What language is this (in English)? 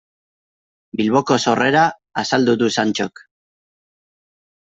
Basque